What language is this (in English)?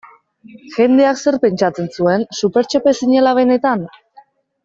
Basque